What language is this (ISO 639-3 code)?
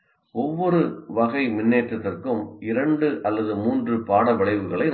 tam